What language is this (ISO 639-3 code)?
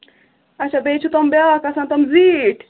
kas